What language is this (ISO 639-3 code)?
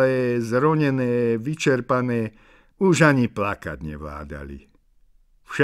ces